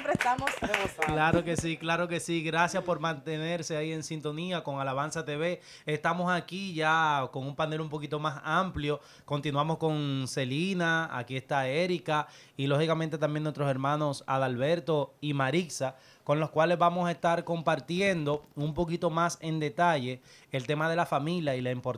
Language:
Spanish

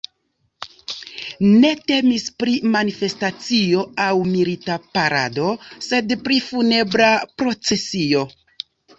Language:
Esperanto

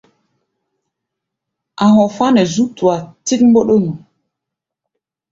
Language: Gbaya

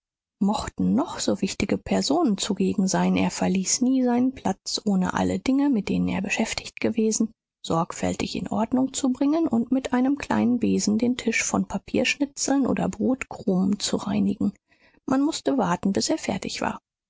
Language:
German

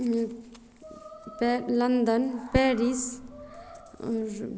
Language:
Maithili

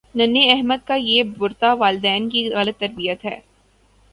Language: Urdu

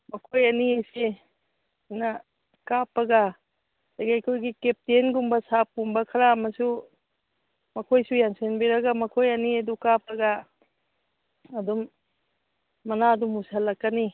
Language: Manipuri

